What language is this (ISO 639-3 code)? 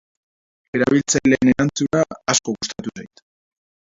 eus